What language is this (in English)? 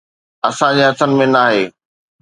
Sindhi